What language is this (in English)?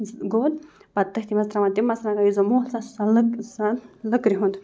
Kashmiri